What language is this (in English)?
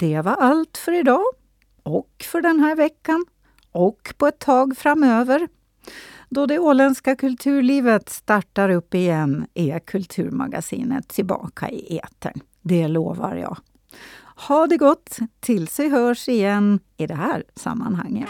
Swedish